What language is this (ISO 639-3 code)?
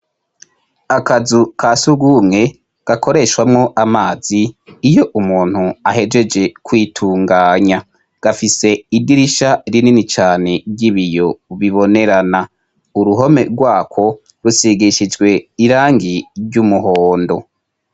run